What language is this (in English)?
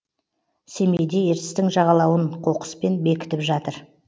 Kazakh